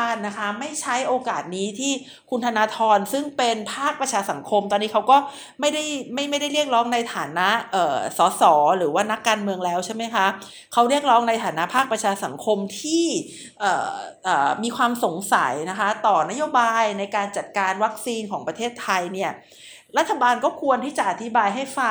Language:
Thai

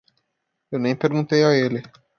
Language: Portuguese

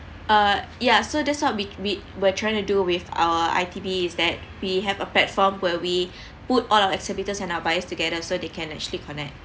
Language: English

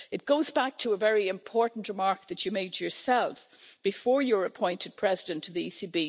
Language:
English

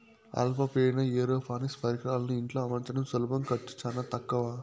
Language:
Telugu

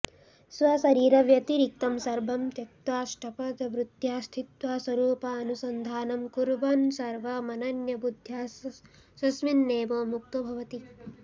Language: Sanskrit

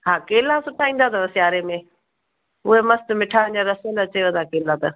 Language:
Sindhi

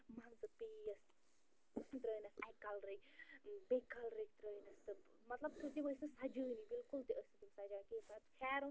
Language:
Kashmiri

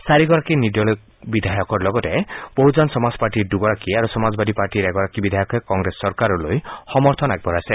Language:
Assamese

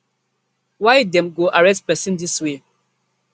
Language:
Nigerian Pidgin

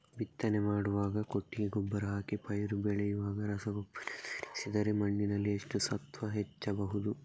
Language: Kannada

